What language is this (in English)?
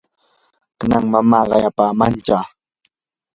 Yanahuanca Pasco Quechua